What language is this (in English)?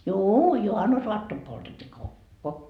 Finnish